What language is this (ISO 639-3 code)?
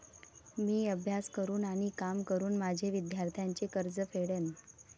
mar